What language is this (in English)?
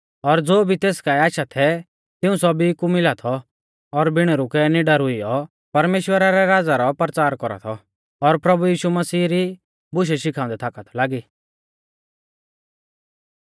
Mahasu Pahari